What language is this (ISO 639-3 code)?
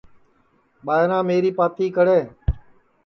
ssi